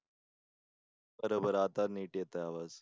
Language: Marathi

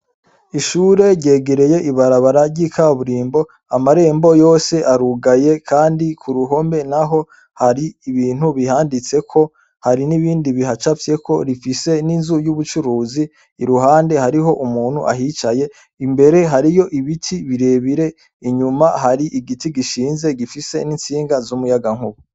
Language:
Rundi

